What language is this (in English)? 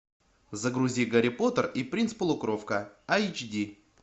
Russian